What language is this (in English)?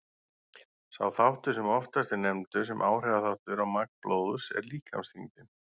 Icelandic